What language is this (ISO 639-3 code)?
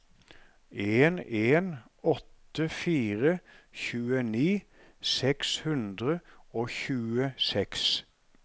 nor